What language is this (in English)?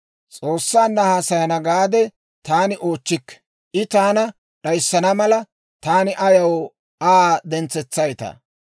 Dawro